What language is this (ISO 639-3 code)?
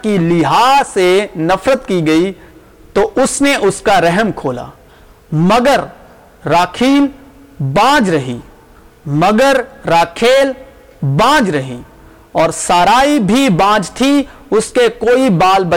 urd